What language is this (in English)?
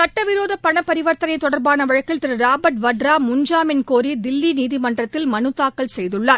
Tamil